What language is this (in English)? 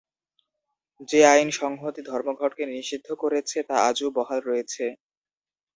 Bangla